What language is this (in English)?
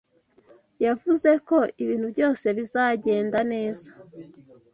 Kinyarwanda